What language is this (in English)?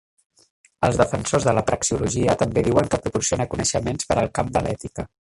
Catalan